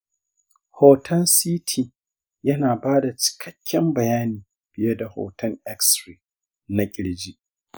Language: Hausa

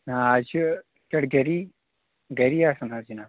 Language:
Kashmiri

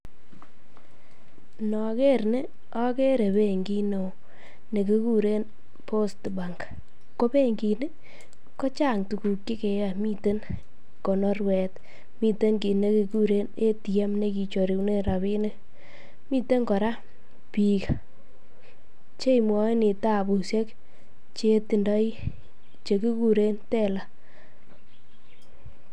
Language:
Kalenjin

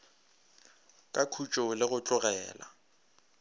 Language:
Northern Sotho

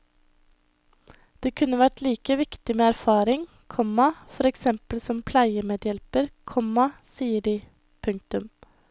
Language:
Norwegian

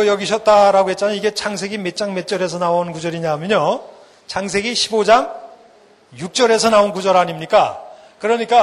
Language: Korean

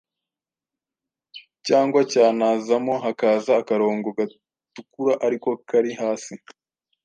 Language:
Kinyarwanda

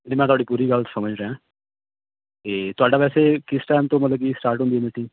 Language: Punjabi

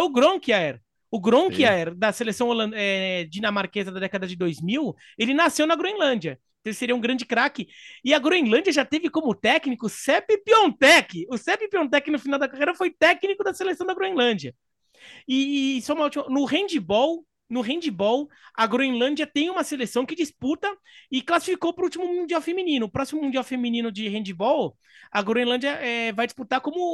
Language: Portuguese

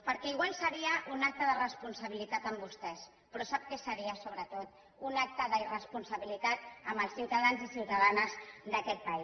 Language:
Catalan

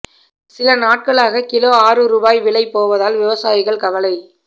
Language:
Tamil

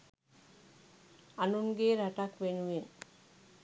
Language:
Sinhala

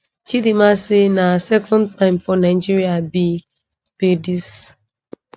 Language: Nigerian Pidgin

